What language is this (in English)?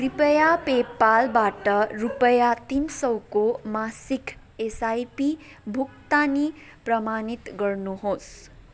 Nepali